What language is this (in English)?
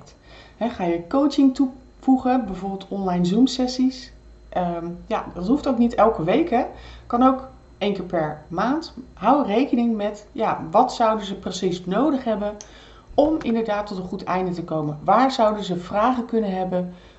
Dutch